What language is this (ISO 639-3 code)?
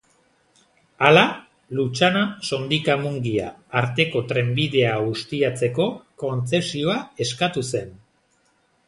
eus